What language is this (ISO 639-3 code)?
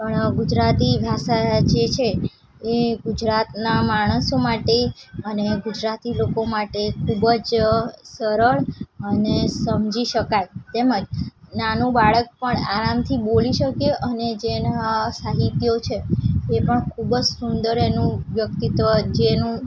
guj